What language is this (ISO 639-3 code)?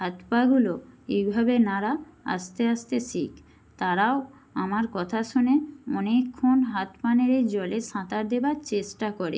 ben